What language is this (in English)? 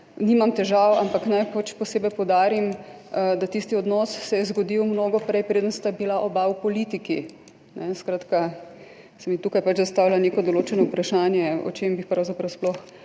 Slovenian